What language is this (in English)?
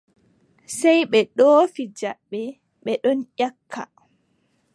Adamawa Fulfulde